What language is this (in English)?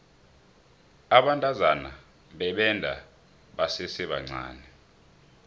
South Ndebele